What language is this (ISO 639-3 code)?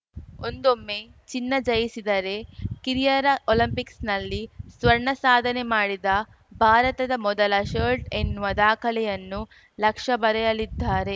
kan